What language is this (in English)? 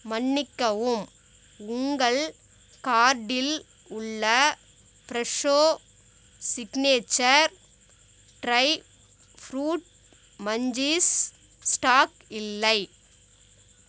Tamil